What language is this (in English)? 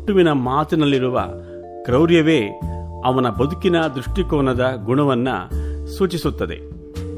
Kannada